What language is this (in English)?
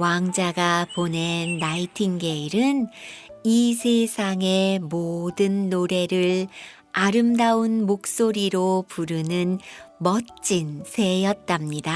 Korean